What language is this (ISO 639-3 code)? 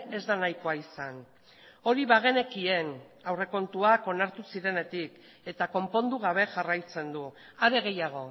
eus